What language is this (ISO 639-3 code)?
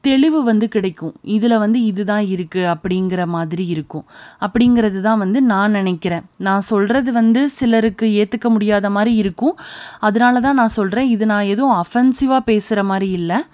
tam